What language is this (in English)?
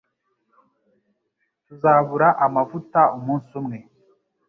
Kinyarwanda